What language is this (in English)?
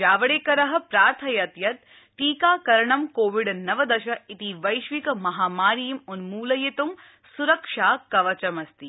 Sanskrit